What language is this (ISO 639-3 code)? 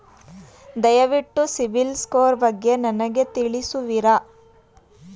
kan